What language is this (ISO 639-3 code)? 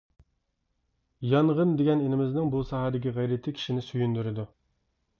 uig